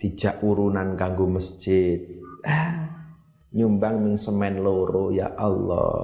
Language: Indonesian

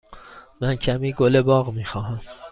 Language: Persian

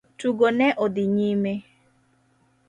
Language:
Luo (Kenya and Tanzania)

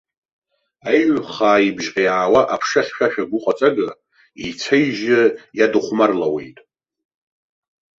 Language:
Abkhazian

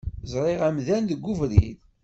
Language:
Kabyle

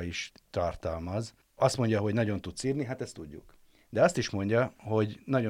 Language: Hungarian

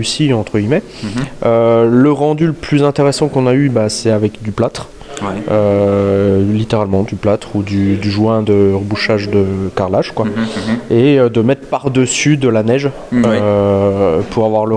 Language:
French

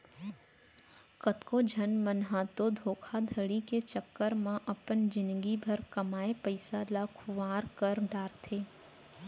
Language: Chhattisgarhi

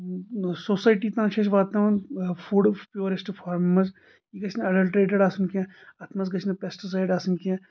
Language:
Kashmiri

